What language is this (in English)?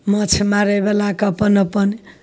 Maithili